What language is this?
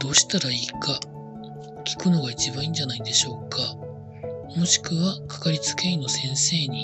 Japanese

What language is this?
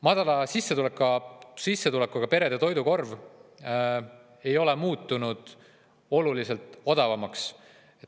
Estonian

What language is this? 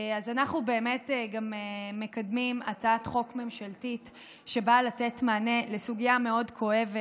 Hebrew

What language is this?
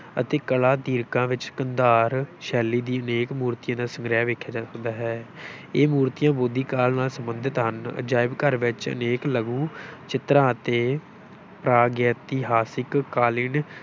Punjabi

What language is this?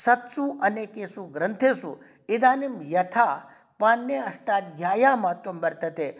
Sanskrit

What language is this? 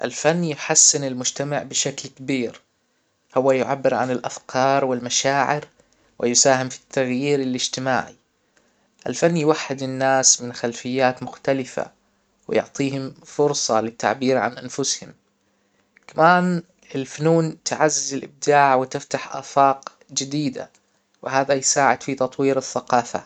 Hijazi Arabic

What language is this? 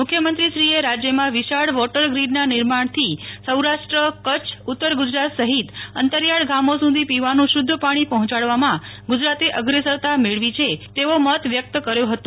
Gujarati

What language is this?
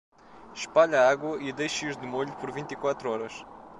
Portuguese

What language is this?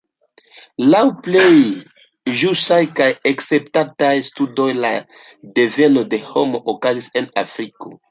Esperanto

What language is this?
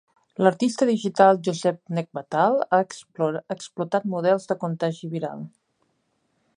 Catalan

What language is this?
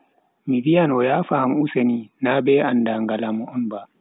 Bagirmi Fulfulde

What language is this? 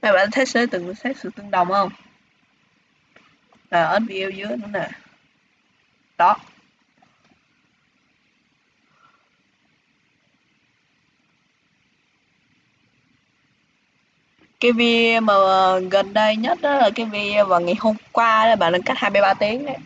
Vietnamese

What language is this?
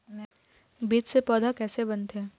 Chhattisgarhi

